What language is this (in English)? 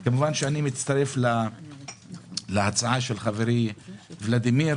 Hebrew